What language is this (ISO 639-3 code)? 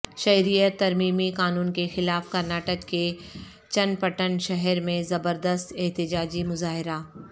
urd